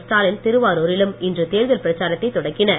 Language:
Tamil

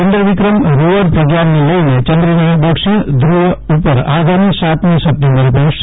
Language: Gujarati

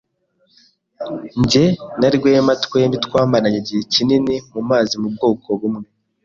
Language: Kinyarwanda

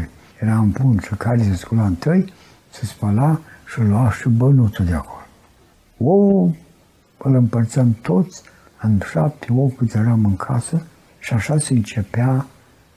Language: Romanian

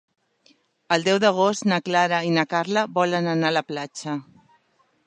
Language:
Catalan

